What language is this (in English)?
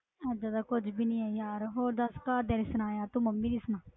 Punjabi